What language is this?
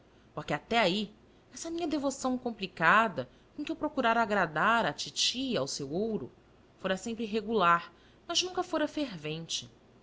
Portuguese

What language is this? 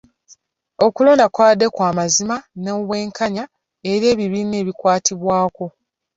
Ganda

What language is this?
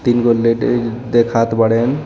Bhojpuri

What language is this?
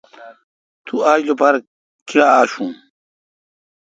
Kalkoti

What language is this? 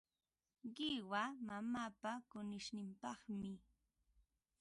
Ambo-Pasco Quechua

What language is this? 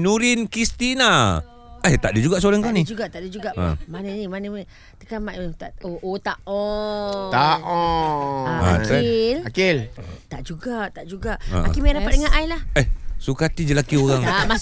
Malay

